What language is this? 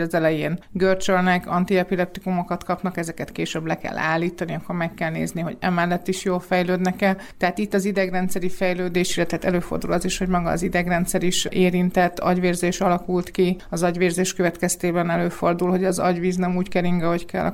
Hungarian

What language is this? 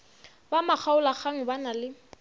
Northern Sotho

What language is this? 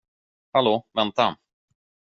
Swedish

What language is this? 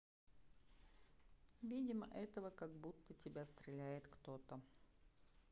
Russian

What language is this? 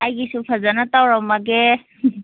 Manipuri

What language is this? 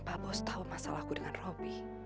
Indonesian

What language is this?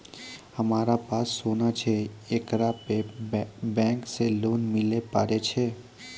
Maithili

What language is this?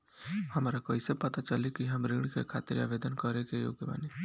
Bhojpuri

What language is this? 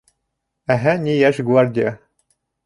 Bashkir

